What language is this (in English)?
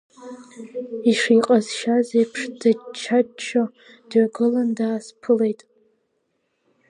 Abkhazian